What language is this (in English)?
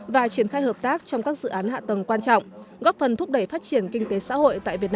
Vietnamese